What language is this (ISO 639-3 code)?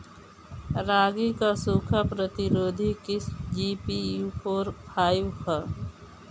bho